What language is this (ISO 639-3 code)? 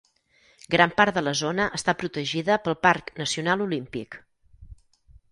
cat